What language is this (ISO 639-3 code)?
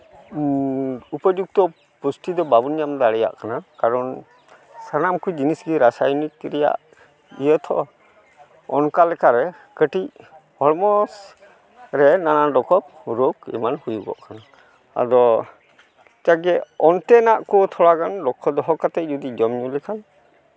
sat